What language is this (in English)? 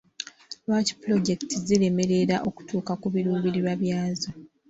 Ganda